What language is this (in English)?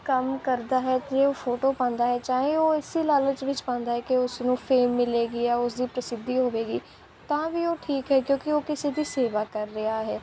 Punjabi